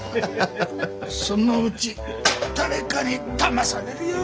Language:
Japanese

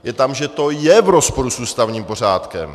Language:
Czech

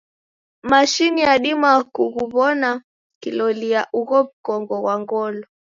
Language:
Taita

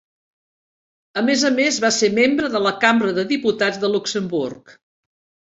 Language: Catalan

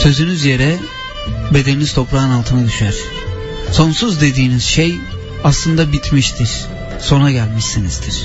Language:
Turkish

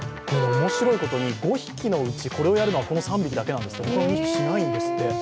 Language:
Japanese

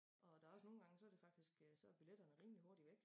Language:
Danish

